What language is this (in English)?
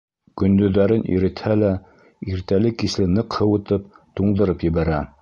Bashkir